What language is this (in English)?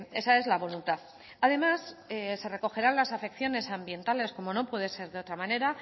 Spanish